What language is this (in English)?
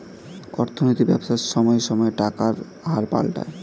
Bangla